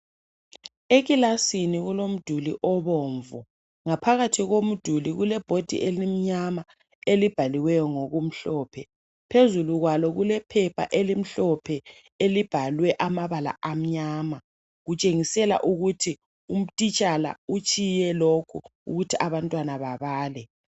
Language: North Ndebele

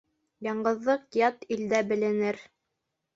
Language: Bashkir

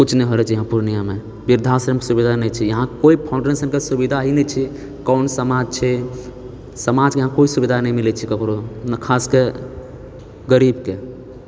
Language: Maithili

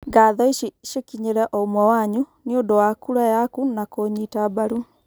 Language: Kikuyu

